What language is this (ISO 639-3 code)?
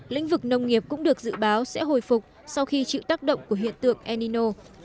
vie